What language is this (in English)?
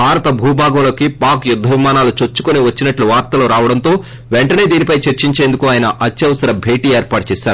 Telugu